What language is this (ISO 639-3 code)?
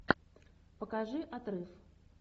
rus